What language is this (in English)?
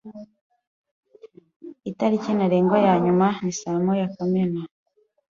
Kinyarwanda